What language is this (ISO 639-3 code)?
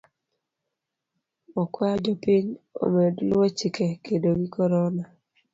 luo